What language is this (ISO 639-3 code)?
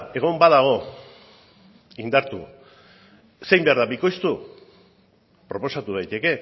eus